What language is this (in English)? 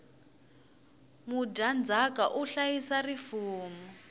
Tsonga